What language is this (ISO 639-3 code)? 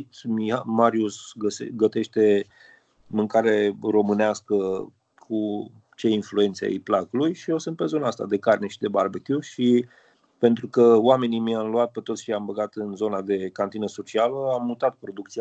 ron